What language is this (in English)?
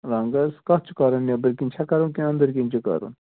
Kashmiri